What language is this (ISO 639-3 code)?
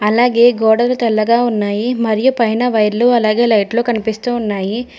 tel